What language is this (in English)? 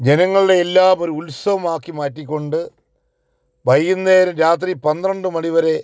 Malayalam